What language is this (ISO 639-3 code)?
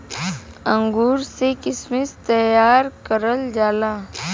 bho